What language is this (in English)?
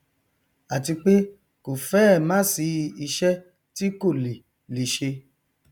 Yoruba